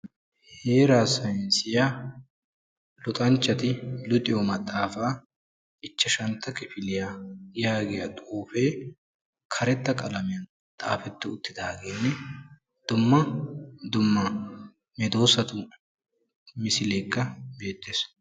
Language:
Wolaytta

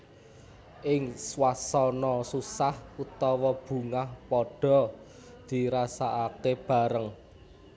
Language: Javanese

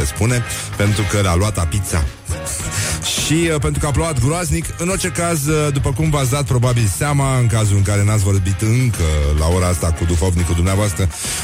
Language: Romanian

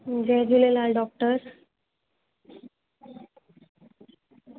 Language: Sindhi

